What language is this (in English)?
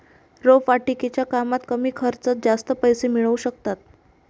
Marathi